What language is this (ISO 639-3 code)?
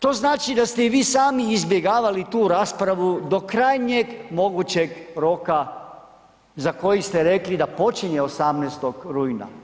hrv